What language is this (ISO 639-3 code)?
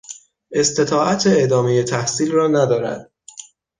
fas